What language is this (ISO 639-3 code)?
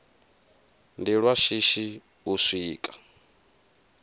ven